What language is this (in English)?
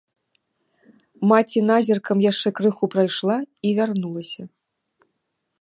Belarusian